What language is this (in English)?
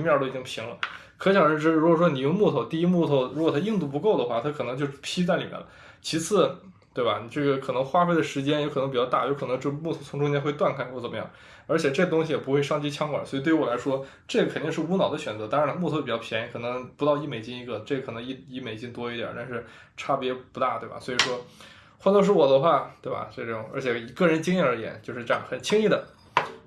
Chinese